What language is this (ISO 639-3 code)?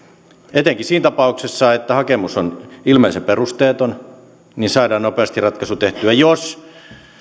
fin